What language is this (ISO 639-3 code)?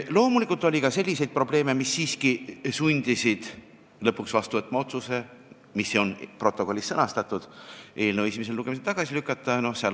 est